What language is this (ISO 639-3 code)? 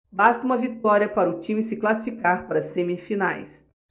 por